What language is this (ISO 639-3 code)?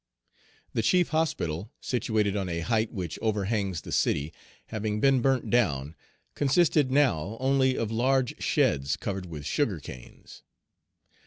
eng